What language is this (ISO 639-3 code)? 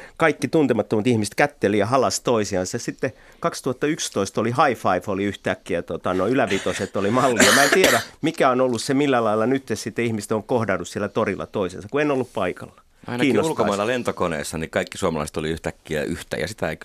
fin